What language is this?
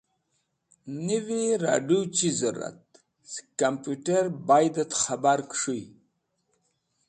Wakhi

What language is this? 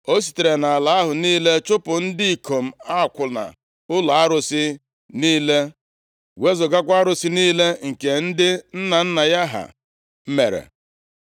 Igbo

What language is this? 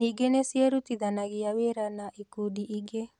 Kikuyu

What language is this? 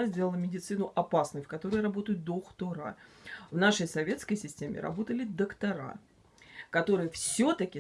Russian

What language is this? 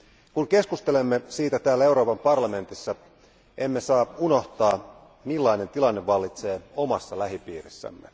Finnish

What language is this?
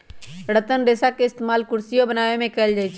Magahi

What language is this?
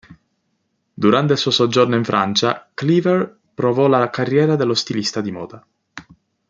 Italian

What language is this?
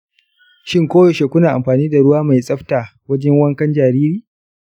Hausa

